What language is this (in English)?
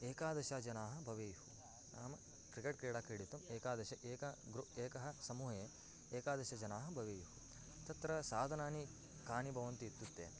Sanskrit